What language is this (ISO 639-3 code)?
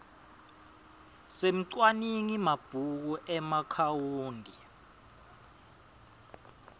ssw